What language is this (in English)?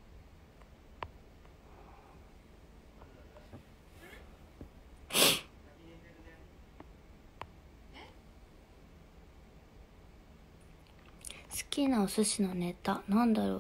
Japanese